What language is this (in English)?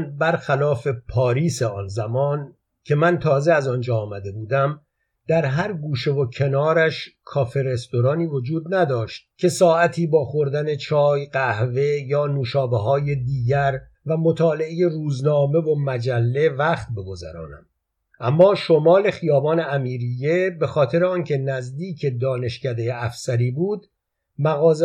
Persian